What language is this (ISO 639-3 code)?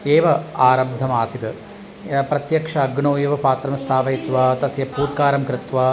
san